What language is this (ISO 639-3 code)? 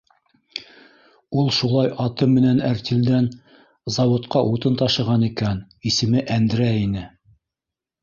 bak